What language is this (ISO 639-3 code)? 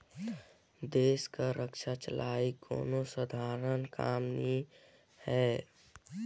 hne